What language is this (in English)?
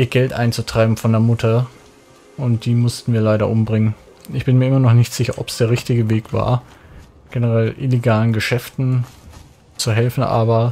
German